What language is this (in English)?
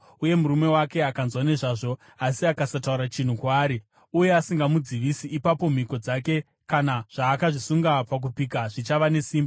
Shona